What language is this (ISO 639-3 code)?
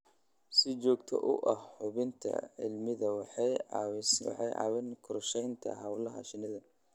som